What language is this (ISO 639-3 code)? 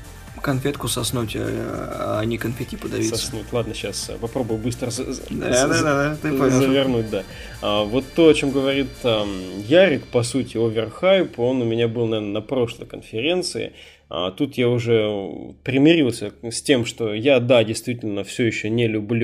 rus